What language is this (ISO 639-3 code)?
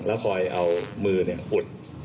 tha